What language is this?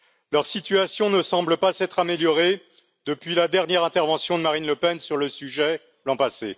French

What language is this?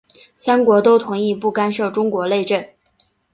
Chinese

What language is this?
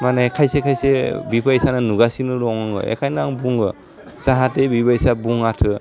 Bodo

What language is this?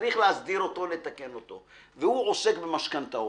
Hebrew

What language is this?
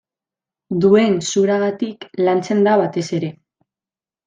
Basque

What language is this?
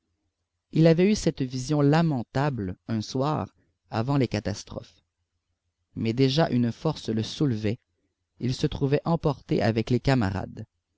French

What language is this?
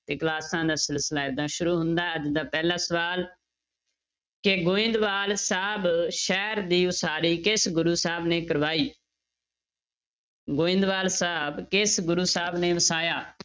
Punjabi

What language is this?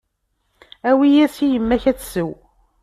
Kabyle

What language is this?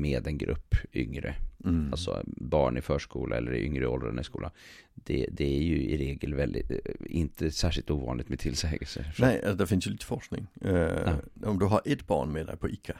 Swedish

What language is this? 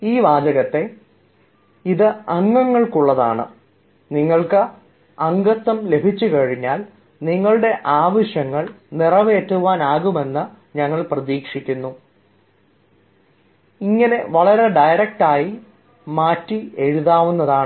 Malayalam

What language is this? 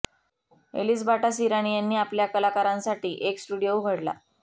Marathi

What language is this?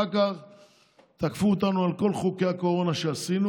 Hebrew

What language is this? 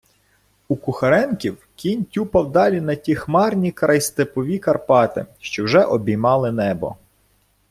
Ukrainian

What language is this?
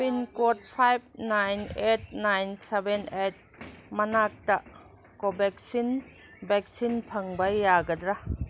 Manipuri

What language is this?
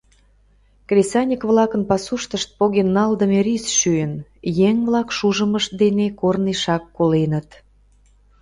Mari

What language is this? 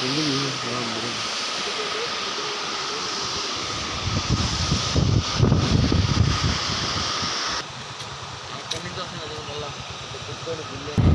Telugu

